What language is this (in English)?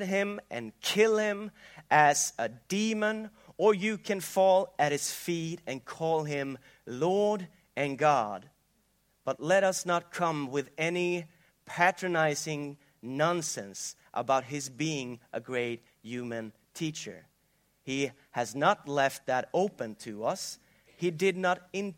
Swedish